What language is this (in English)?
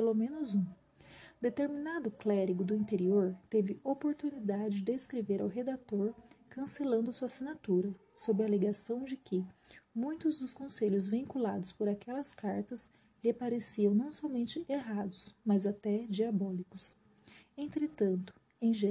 Portuguese